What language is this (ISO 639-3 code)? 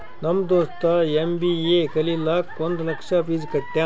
kan